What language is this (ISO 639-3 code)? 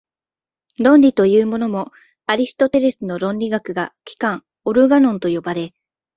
jpn